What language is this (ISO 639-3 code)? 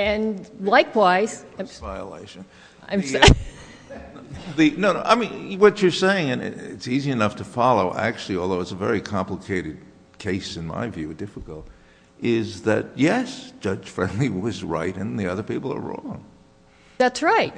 eng